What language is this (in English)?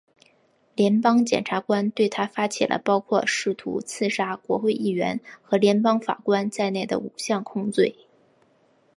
Chinese